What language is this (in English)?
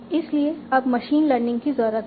Hindi